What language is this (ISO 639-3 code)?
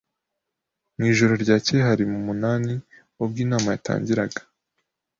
kin